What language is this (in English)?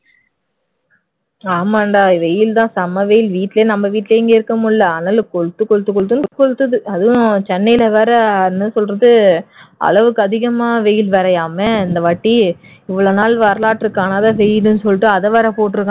Tamil